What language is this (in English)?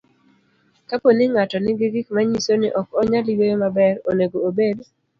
Luo (Kenya and Tanzania)